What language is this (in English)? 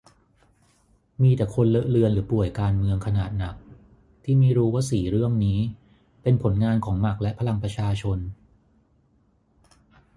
Thai